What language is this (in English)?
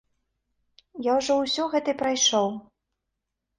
Belarusian